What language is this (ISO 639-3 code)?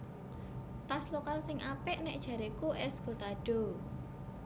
jav